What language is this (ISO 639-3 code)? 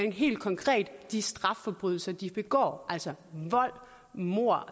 dan